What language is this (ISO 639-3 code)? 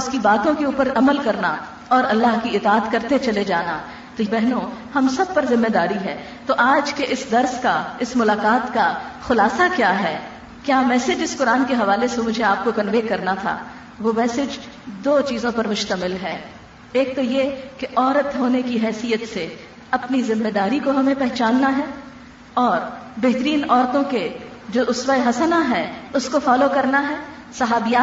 urd